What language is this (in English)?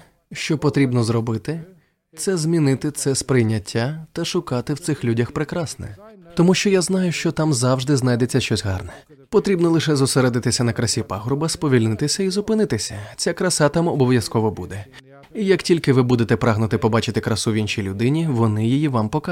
Ukrainian